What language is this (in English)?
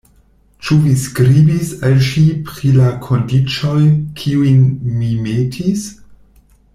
Esperanto